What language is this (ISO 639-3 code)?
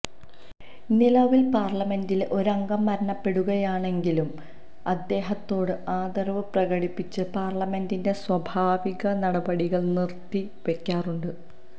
mal